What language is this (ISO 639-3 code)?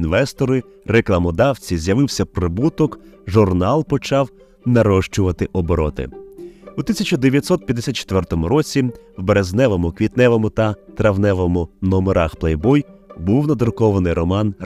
ukr